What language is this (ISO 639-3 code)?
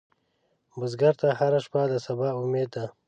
pus